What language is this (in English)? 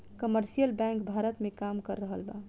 Bhojpuri